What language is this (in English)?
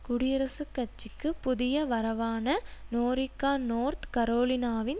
Tamil